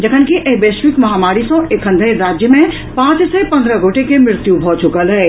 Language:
Maithili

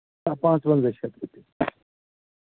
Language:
Kashmiri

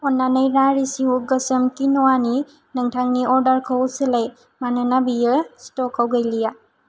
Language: Bodo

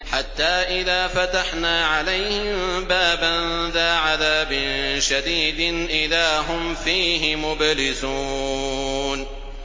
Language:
Arabic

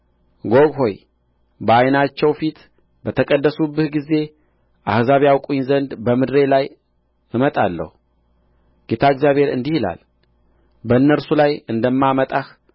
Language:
Amharic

